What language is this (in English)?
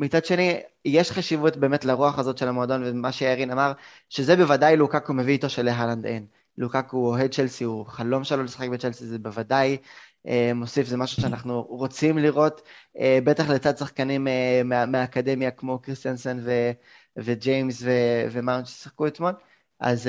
Hebrew